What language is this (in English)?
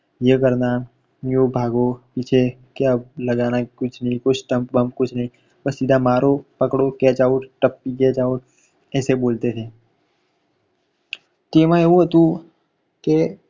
Gujarati